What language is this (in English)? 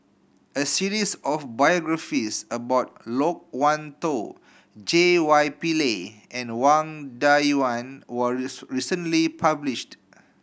English